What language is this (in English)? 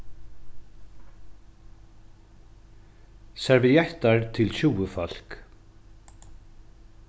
Faroese